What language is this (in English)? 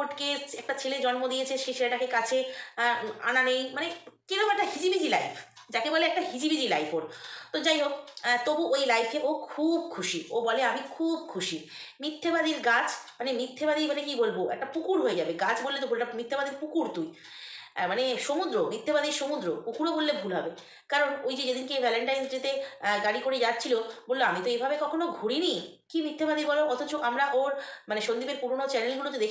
Bangla